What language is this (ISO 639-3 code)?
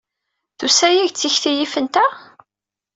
kab